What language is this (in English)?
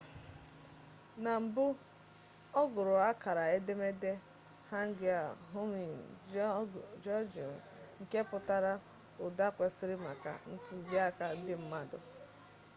Igbo